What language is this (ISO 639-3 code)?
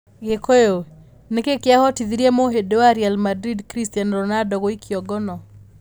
kik